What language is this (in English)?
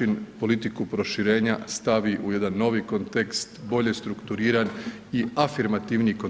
Croatian